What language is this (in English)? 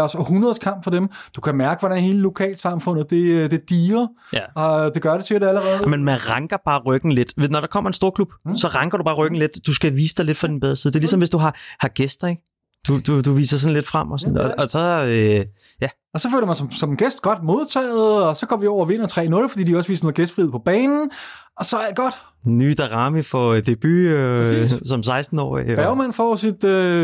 Danish